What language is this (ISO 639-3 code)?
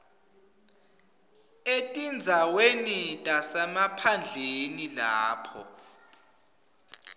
ssw